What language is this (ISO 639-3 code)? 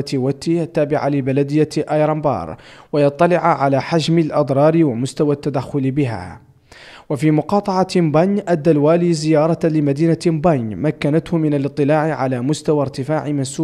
ara